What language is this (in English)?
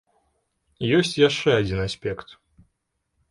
Belarusian